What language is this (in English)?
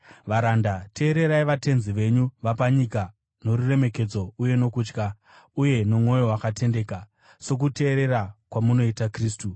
Shona